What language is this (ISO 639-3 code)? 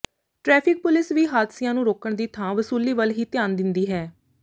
pan